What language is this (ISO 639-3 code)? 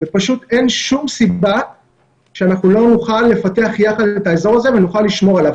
heb